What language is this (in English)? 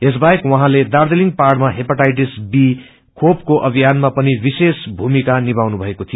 Nepali